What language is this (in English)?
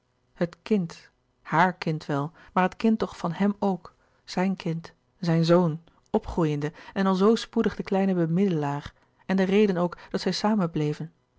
Dutch